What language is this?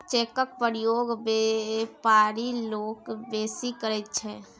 Maithili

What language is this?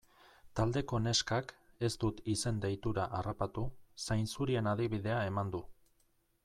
Basque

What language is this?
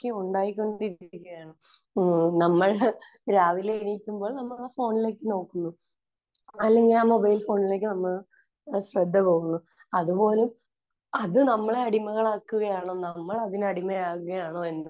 Malayalam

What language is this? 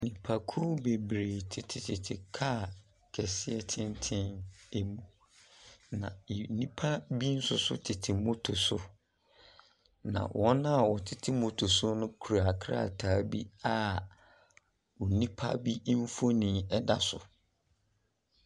Akan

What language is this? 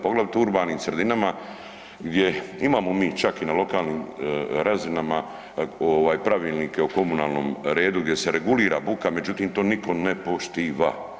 Croatian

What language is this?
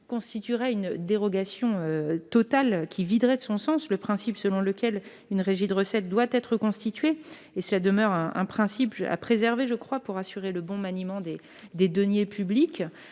French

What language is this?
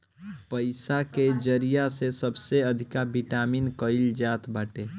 Bhojpuri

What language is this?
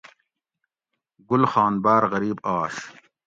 Gawri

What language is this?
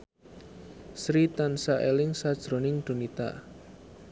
Javanese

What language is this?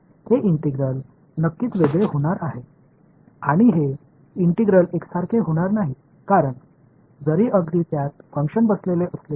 Marathi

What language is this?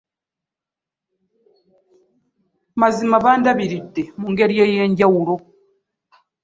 Ganda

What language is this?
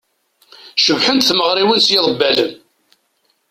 Kabyle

